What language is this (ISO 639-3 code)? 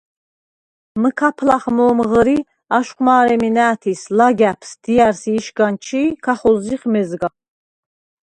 sva